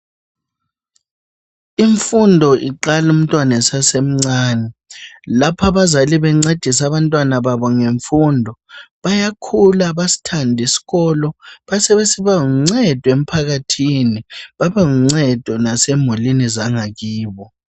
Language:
North Ndebele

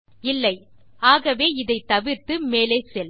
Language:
Tamil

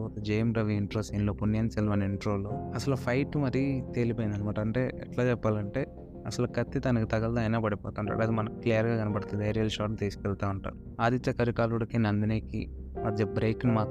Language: Telugu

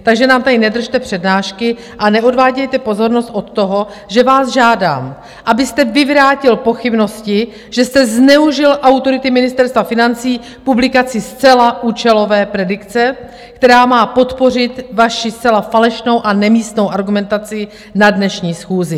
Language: Czech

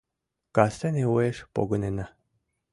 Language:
Mari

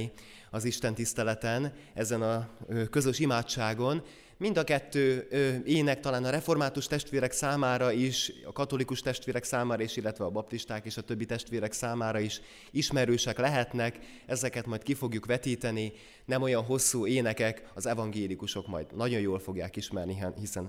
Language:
Hungarian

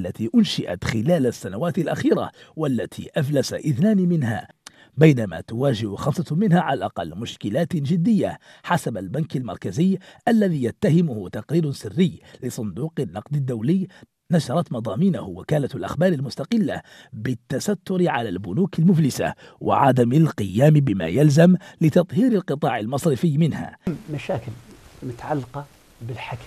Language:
Arabic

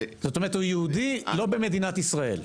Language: Hebrew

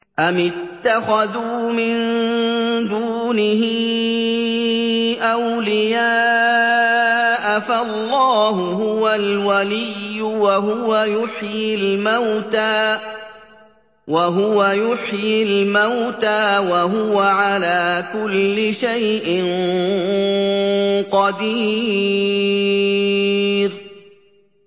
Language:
Arabic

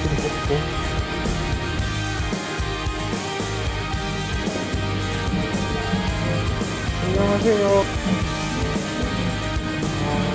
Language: Korean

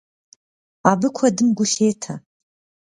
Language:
Kabardian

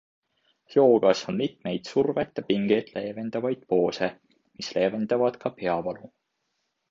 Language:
Estonian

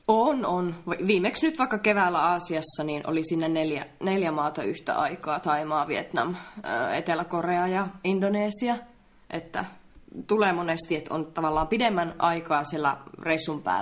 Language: Finnish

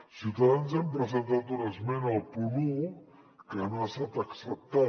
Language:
Catalan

